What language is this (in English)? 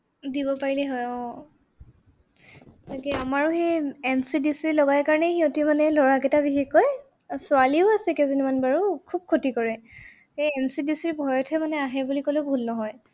Assamese